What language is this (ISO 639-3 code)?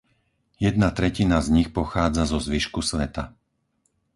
slk